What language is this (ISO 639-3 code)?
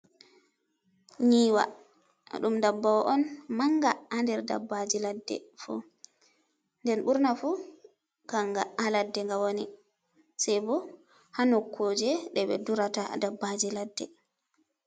ful